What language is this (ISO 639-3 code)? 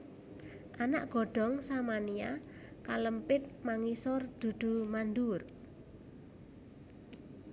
jav